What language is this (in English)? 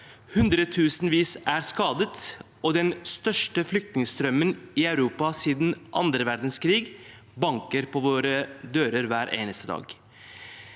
Norwegian